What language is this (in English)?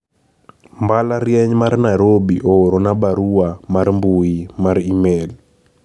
Luo (Kenya and Tanzania)